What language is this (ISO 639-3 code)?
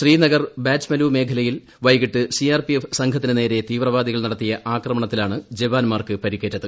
mal